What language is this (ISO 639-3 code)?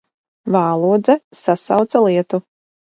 lav